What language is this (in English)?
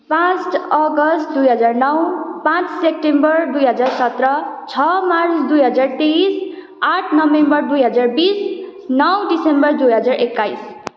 Nepali